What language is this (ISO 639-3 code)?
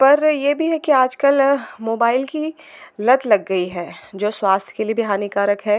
hin